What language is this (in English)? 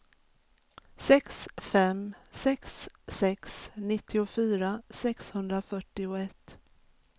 Swedish